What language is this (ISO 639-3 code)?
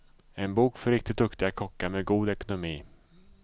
swe